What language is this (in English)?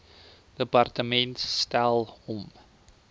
Afrikaans